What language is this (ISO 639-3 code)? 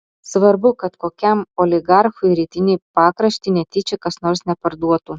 lit